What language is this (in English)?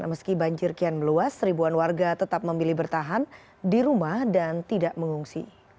Indonesian